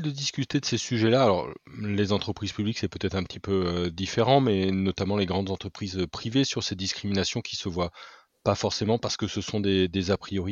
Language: French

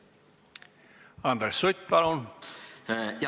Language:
Estonian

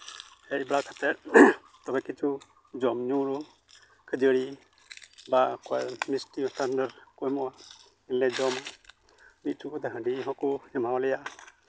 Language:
Santali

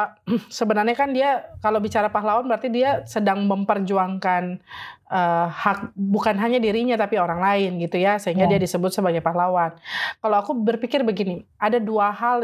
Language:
Indonesian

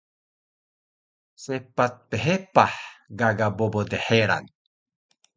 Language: Taroko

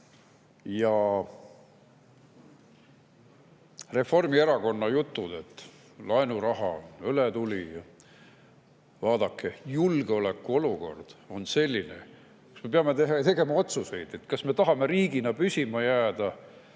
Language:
Estonian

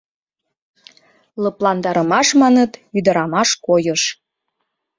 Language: Mari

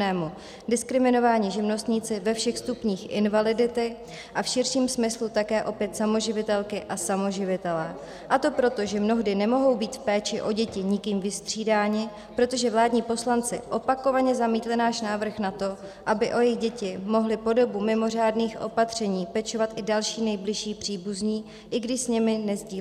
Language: Czech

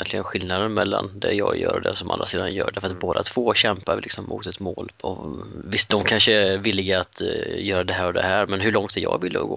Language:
Swedish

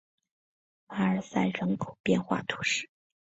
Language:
Chinese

